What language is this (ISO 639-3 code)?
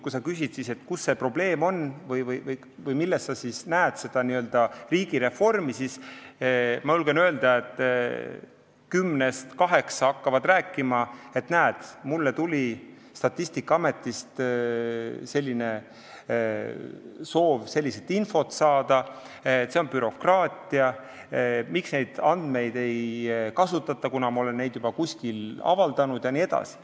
est